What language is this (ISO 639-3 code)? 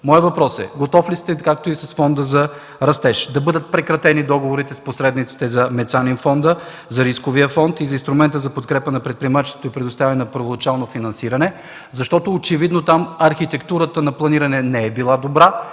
bul